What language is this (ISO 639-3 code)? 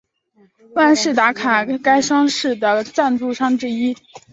zho